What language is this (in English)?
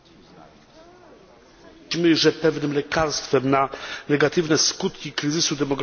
Polish